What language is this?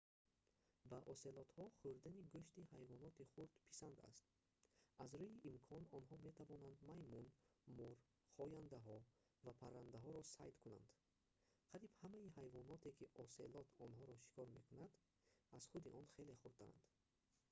Tajik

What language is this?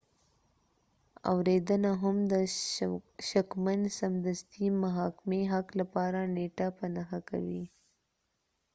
Pashto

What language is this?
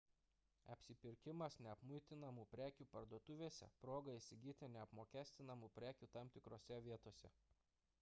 Lithuanian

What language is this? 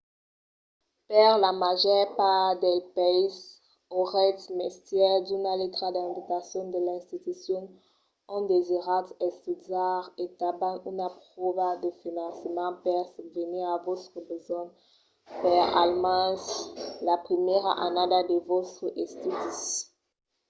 Occitan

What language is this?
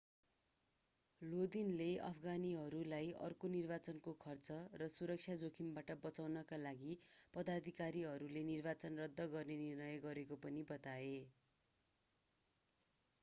Nepali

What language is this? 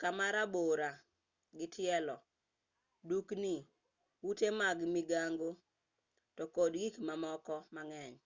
Luo (Kenya and Tanzania)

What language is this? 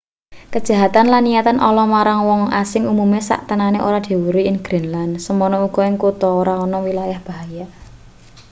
Javanese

